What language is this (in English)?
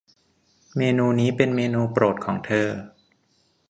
Thai